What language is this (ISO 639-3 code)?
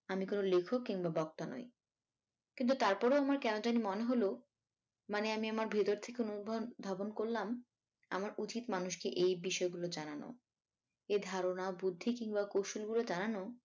ben